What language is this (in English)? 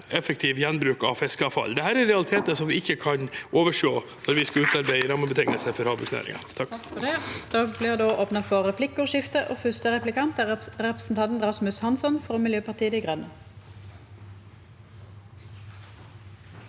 Norwegian